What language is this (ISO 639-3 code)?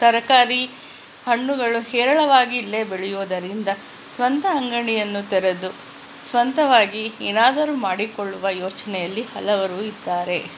kan